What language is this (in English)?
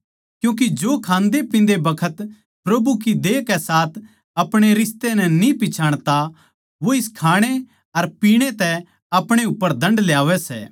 Haryanvi